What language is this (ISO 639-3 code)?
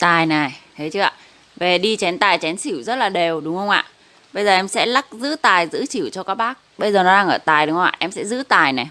vie